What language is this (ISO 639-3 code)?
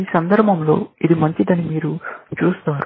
tel